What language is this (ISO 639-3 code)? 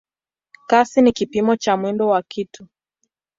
swa